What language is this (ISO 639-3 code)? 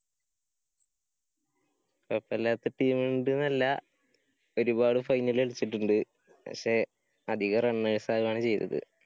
mal